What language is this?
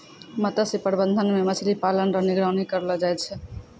Maithili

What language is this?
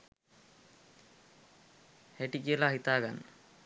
Sinhala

